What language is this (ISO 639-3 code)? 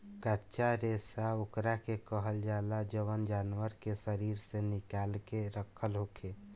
bho